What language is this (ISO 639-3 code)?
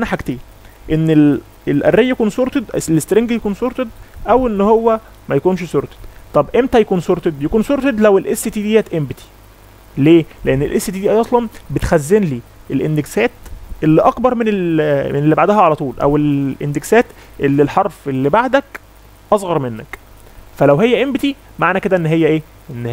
ara